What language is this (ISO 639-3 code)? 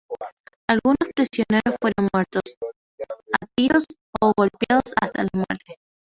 spa